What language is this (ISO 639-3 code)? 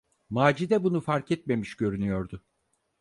tur